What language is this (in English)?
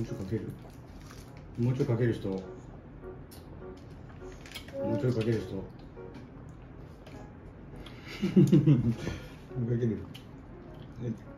Japanese